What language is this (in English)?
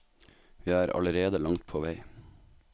Norwegian